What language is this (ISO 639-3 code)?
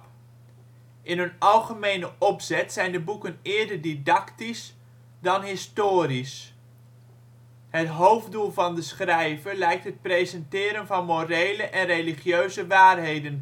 nld